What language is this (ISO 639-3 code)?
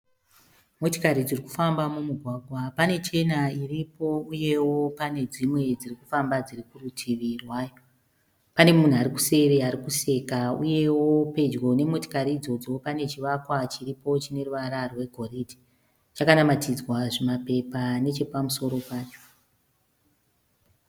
sna